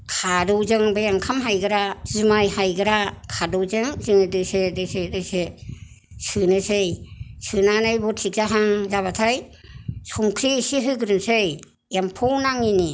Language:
Bodo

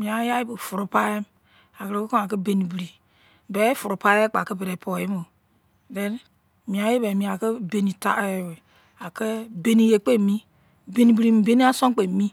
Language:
Izon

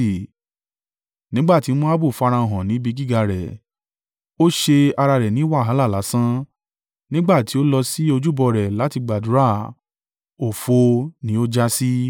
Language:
Yoruba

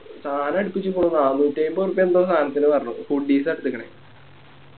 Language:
Malayalam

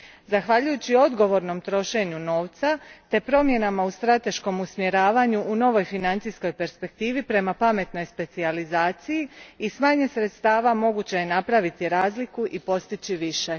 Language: Croatian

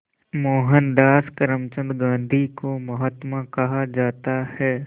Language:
Hindi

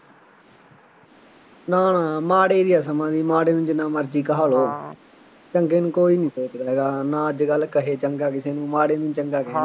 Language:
Punjabi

